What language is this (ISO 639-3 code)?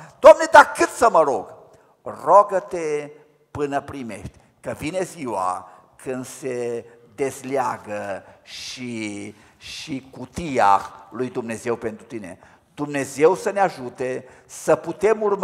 ron